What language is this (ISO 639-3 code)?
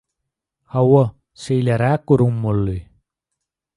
tuk